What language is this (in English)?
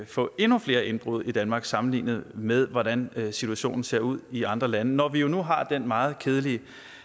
Danish